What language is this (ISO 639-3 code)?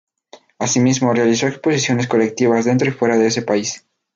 spa